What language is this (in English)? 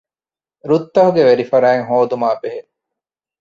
Divehi